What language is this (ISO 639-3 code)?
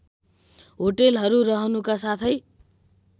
nep